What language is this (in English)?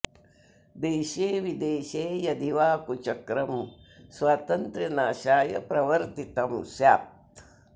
Sanskrit